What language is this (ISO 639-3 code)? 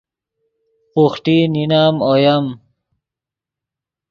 ydg